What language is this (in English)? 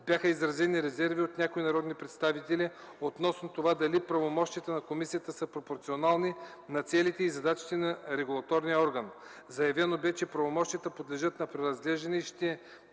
Bulgarian